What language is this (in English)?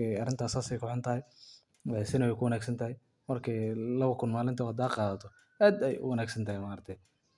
Somali